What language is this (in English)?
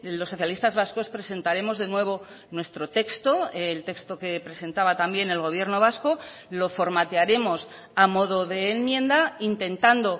Spanish